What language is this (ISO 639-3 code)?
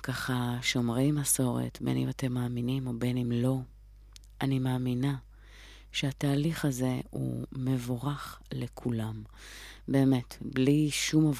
heb